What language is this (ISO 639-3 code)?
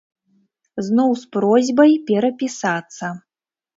bel